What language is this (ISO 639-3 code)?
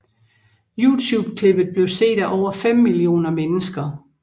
dan